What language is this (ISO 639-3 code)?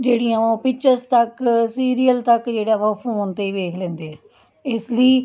pan